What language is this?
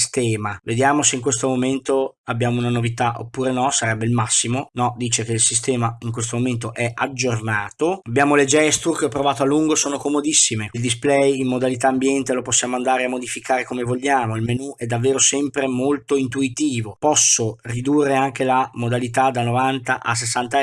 Italian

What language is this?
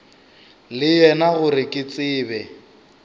Northern Sotho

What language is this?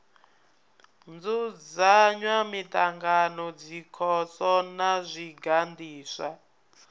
Venda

